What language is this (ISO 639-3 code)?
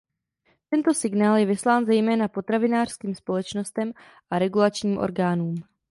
ces